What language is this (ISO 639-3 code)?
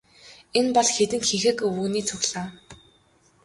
mon